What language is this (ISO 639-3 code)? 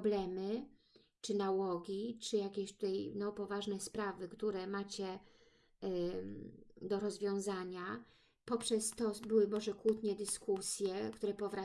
pol